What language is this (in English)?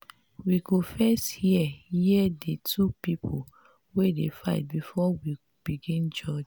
Nigerian Pidgin